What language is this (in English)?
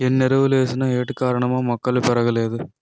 Telugu